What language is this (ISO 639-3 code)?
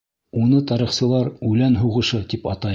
bak